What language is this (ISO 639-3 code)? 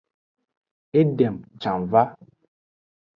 ajg